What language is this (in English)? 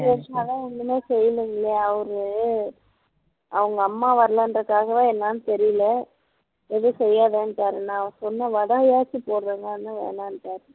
Tamil